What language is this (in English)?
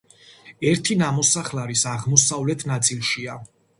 Georgian